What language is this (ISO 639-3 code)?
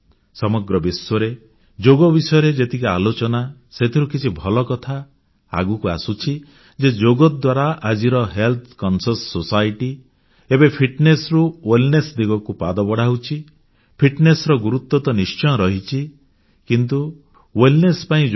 ori